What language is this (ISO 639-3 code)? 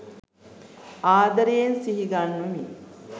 sin